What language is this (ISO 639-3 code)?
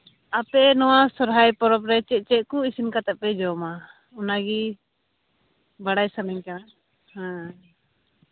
sat